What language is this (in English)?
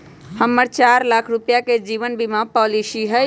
Magahi